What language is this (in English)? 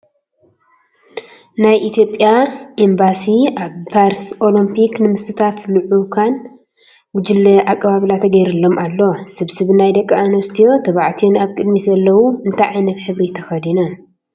Tigrinya